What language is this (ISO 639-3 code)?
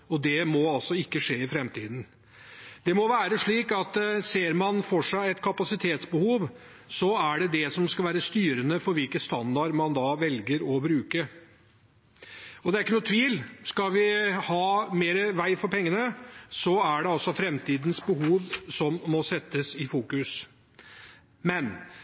nob